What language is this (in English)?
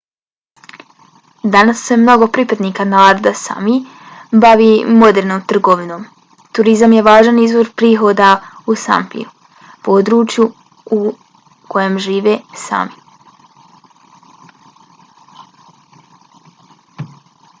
Bosnian